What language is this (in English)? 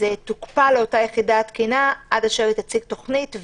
Hebrew